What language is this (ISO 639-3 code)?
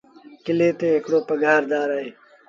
sbn